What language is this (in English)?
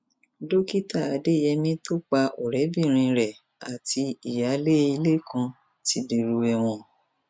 Yoruba